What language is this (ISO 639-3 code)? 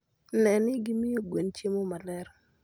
luo